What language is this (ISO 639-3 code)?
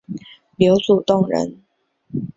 zho